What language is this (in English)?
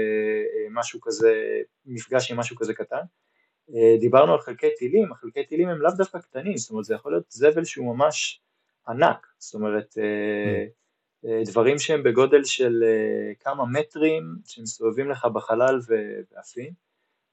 Hebrew